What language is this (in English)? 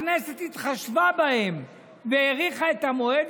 Hebrew